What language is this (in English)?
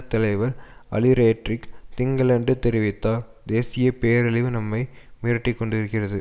Tamil